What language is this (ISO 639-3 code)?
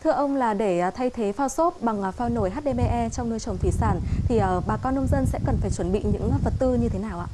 vie